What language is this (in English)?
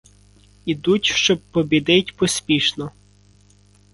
Ukrainian